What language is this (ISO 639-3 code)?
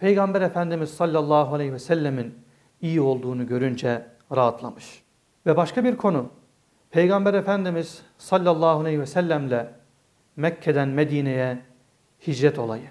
tur